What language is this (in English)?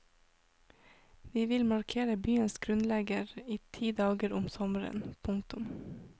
Norwegian